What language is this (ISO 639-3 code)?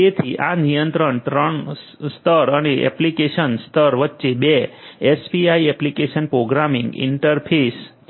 guj